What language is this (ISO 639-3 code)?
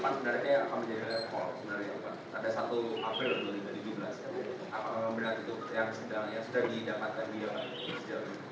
ind